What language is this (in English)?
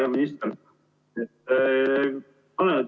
Estonian